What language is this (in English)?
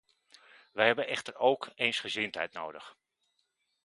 Dutch